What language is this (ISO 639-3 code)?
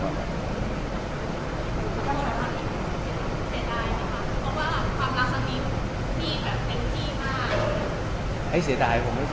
tha